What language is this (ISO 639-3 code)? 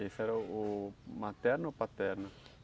por